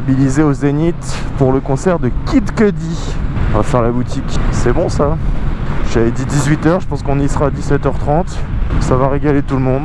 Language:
French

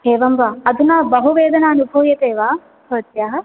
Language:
Sanskrit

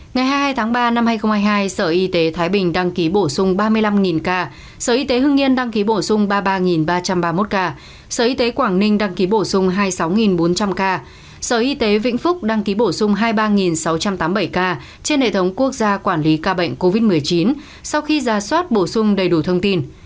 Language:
Vietnamese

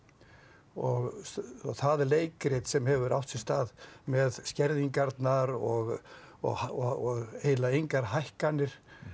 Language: Icelandic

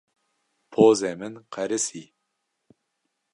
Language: Kurdish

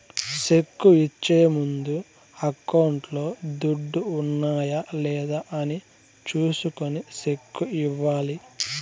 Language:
Telugu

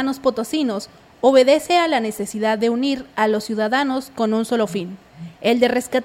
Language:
Spanish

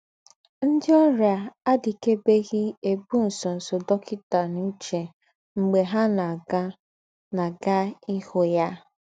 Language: Igbo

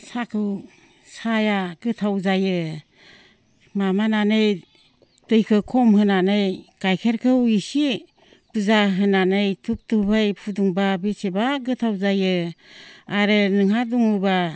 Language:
Bodo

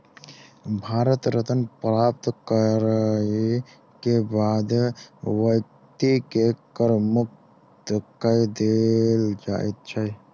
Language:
Maithili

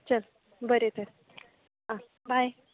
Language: Konkani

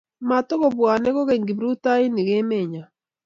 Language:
Kalenjin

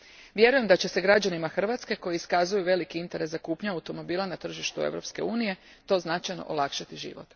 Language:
Croatian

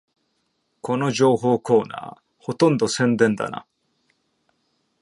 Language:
Japanese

